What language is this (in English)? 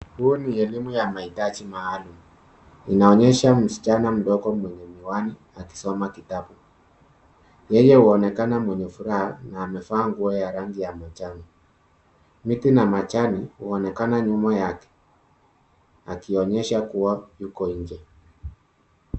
Swahili